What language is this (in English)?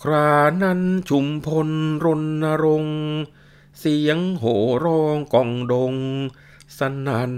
Thai